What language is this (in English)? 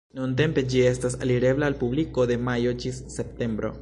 Esperanto